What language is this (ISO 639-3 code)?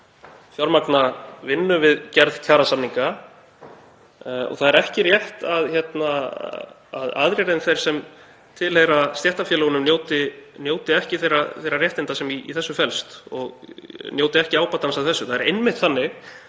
isl